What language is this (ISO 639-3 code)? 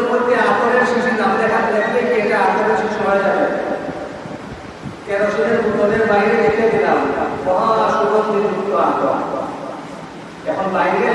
ind